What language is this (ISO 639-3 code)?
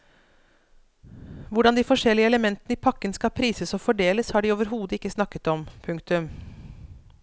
nor